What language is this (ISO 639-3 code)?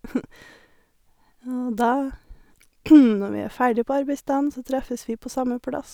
nor